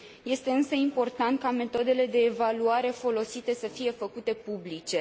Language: Romanian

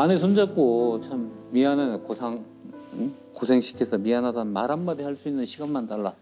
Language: Korean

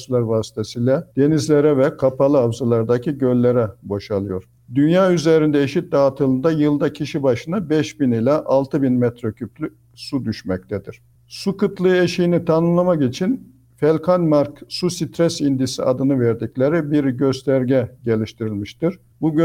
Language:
Turkish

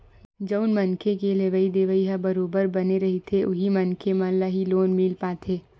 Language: Chhattisgarhi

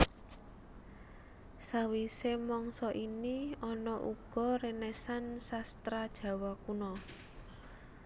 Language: Javanese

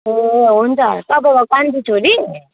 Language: Nepali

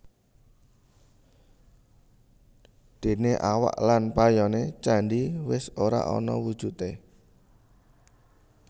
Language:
Javanese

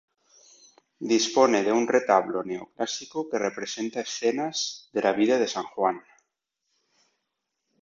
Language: Spanish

